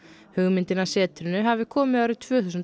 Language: Icelandic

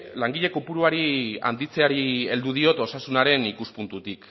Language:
Basque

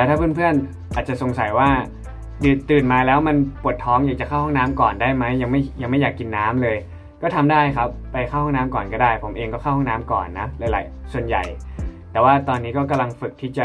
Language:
Thai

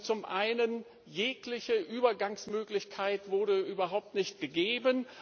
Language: German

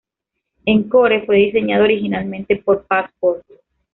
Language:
Spanish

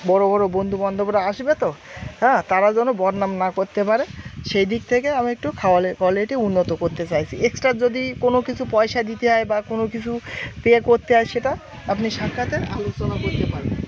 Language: Bangla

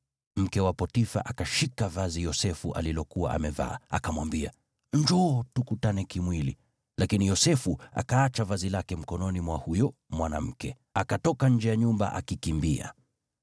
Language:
Swahili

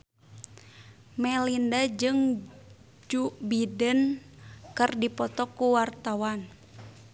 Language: Sundanese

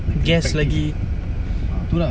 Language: English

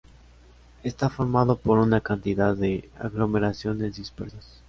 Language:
Spanish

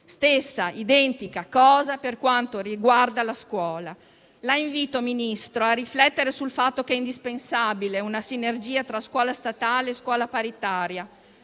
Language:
Italian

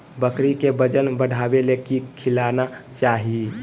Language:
Magahi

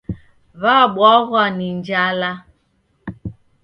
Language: Taita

